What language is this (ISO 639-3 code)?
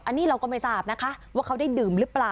tha